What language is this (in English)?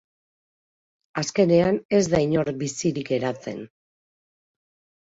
Basque